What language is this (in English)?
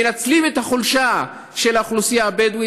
Hebrew